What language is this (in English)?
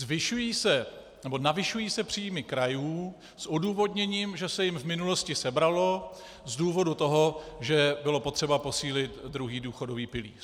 Czech